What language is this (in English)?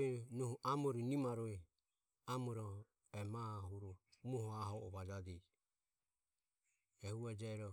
Ömie